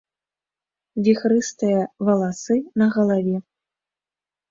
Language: Belarusian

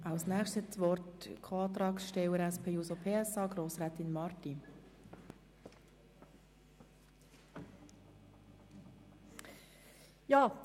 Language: Swiss German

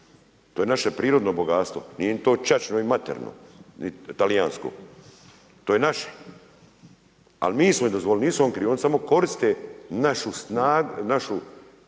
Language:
Croatian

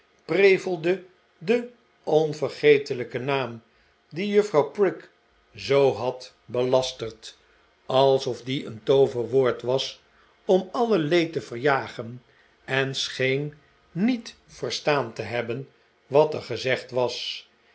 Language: Dutch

